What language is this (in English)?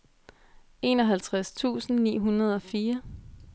Danish